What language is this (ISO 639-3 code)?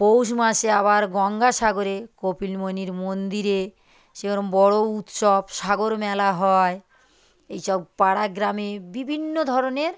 ben